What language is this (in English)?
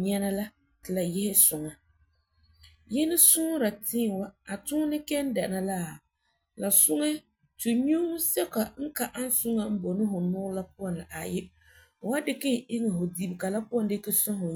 Frafra